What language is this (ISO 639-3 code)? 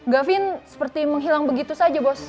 ind